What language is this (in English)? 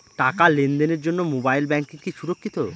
Bangla